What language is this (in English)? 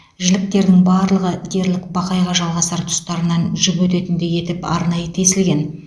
Kazakh